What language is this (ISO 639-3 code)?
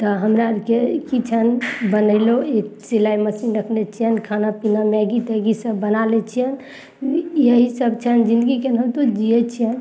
mai